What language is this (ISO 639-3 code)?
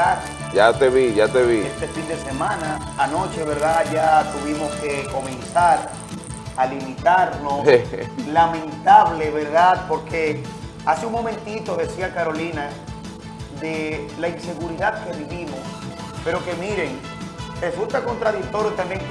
spa